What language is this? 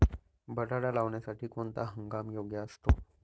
Marathi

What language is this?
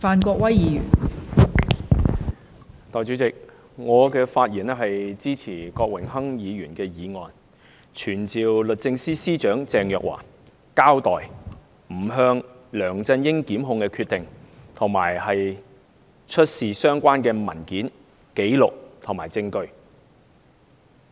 Cantonese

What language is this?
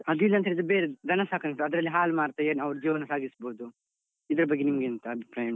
Kannada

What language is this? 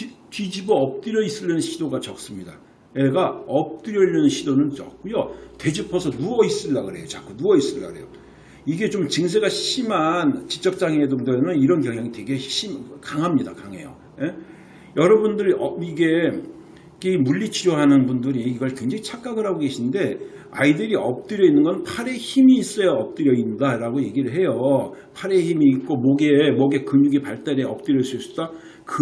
Korean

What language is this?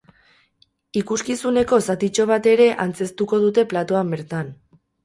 Basque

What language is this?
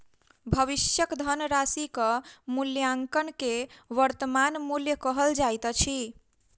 Maithili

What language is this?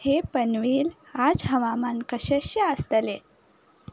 Konkani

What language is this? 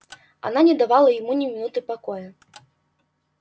Russian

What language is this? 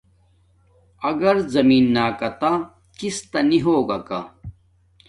Domaaki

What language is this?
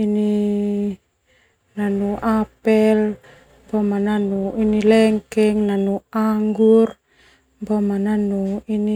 Termanu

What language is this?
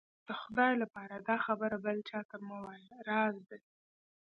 Pashto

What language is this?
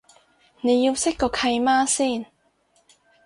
Cantonese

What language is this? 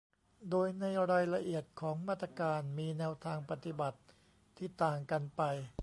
Thai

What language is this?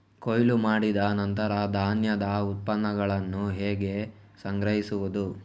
Kannada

